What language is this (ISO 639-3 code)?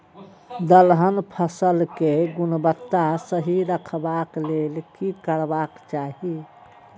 mai